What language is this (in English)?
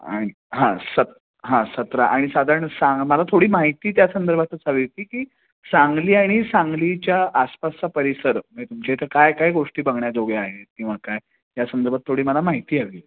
Marathi